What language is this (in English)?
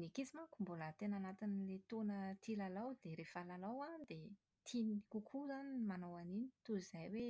Malagasy